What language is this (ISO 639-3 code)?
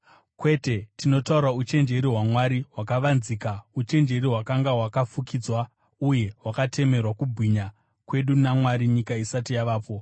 sna